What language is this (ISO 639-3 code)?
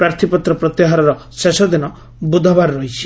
ori